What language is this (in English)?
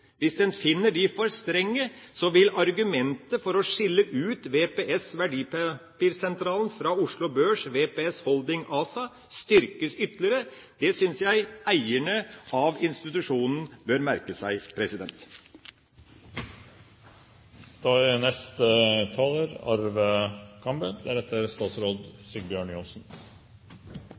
Norwegian Bokmål